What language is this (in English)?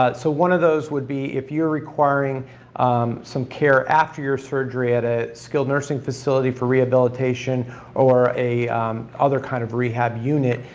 English